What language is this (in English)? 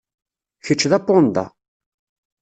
Kabyle